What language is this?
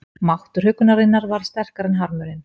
Icelandic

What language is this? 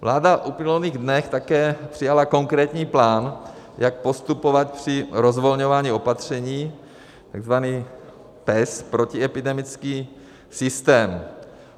Czech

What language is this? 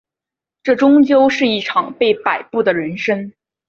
Chinese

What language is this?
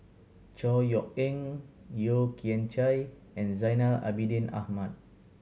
English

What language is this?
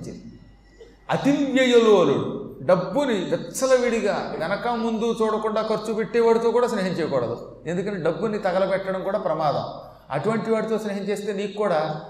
Telugu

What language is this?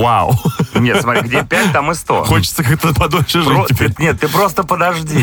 Russian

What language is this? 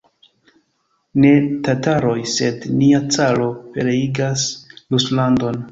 Esperanto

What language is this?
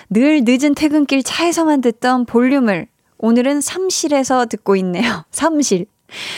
Korean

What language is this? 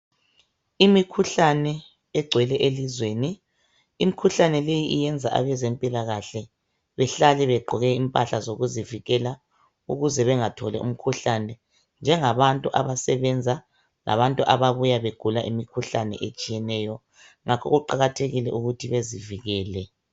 North Ndebele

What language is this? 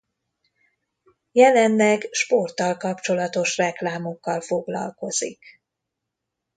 Hungarian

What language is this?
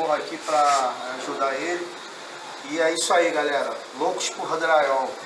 Portuguese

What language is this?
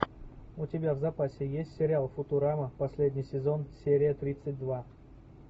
Russian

